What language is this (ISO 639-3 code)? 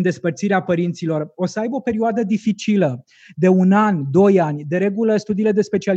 ron